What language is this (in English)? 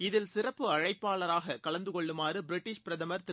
Tamil